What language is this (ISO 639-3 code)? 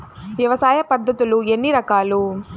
tel